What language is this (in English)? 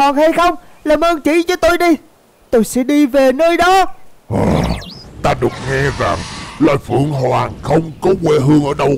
Vietnamese